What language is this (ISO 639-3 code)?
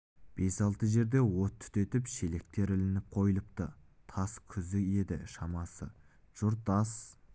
kaz